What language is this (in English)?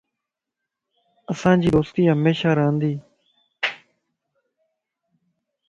Lasi